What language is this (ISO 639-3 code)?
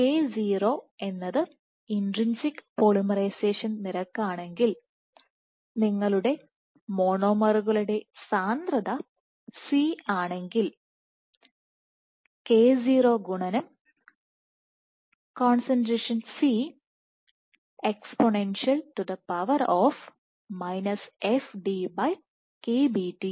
mal